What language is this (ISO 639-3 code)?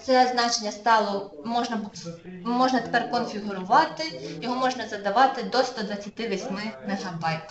ukr